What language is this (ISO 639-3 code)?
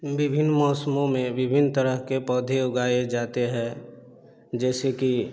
hin